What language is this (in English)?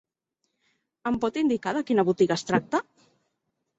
Catalan